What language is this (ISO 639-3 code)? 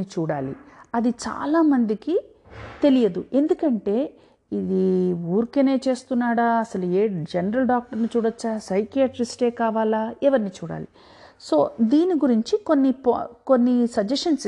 tel